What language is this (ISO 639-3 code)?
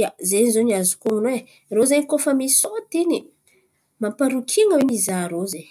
xmv